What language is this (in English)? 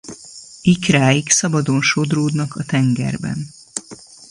Hungarian